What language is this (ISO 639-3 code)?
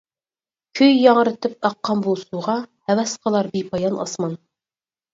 uig